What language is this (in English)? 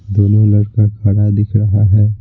Hindi